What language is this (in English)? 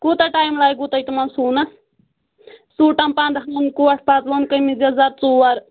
Kashmiri